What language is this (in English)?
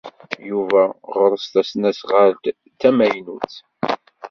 Kabyle